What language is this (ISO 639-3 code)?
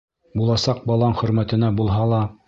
bak